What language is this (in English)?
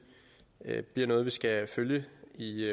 Danish